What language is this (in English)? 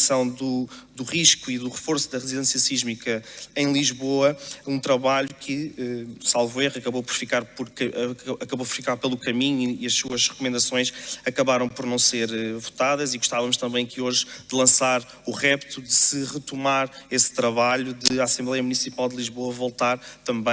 Portuguese